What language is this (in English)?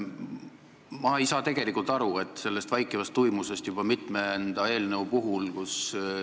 Estonian